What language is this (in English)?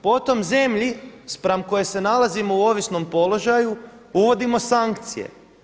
Croatian